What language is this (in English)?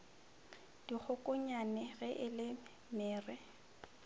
Northern Sotho